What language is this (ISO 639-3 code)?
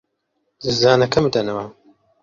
ckb